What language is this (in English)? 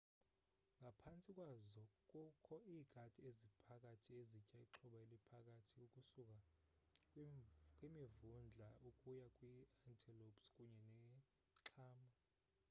Xhosa